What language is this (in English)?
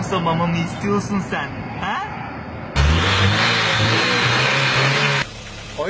Korean